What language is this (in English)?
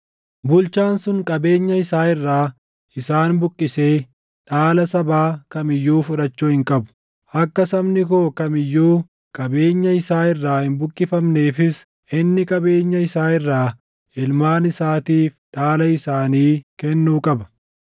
Oromo